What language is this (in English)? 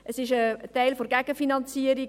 Swiss German